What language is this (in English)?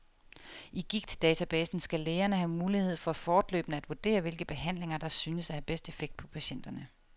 Danish